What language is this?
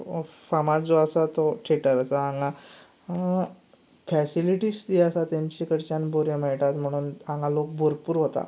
Konkani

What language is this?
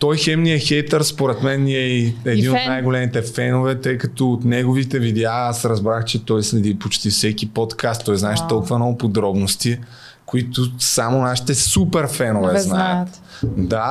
Bulgarian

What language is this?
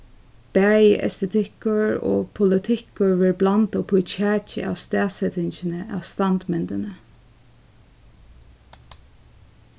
Faroese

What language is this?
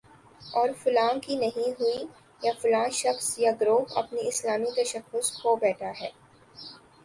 Urdu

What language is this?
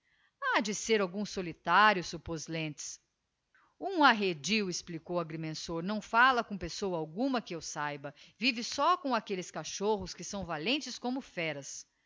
Portuguese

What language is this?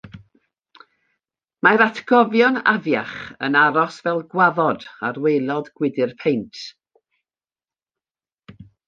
Welsh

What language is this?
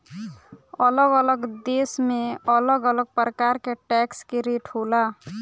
Bhojpuri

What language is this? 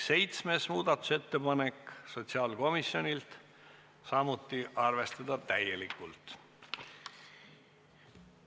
Estonian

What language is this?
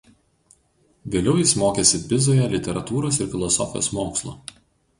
Lithuanian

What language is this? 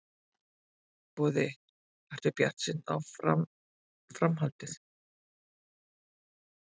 Icelandic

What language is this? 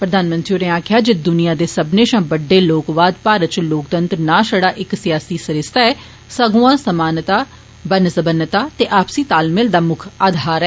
Dogri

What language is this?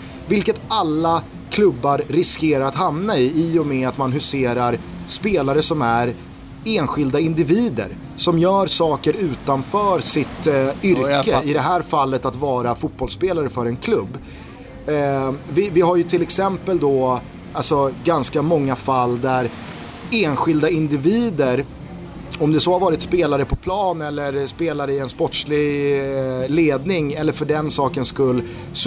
Swedish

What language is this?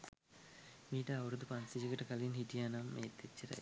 Sinhala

